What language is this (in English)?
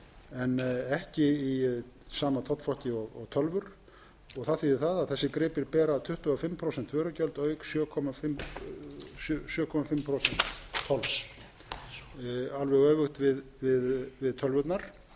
Icelandic